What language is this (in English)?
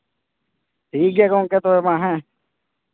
Santali